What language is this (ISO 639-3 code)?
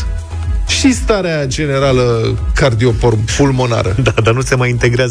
ron